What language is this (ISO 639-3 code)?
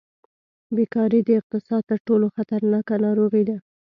pus